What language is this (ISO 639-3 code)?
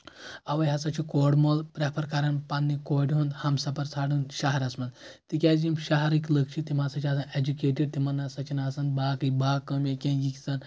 kas